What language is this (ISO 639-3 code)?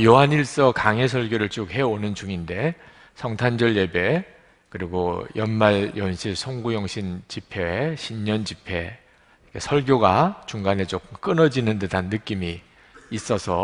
kor